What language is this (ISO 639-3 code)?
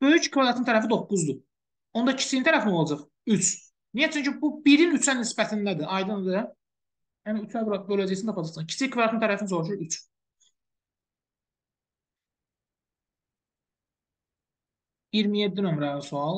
tur